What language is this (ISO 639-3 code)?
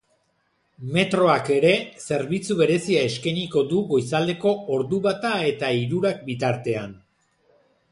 eus